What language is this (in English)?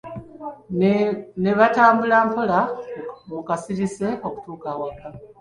Ganda